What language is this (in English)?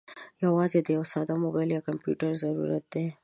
Pashto